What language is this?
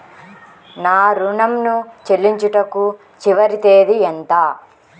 Telugu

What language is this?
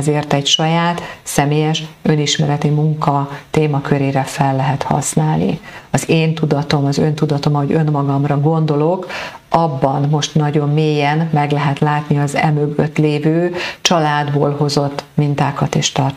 Hungarian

